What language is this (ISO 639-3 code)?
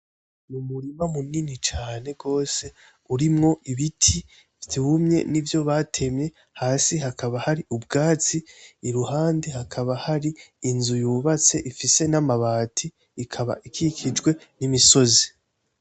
run